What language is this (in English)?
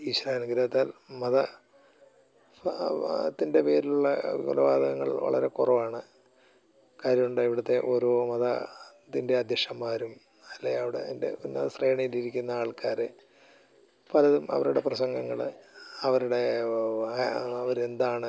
Malayalam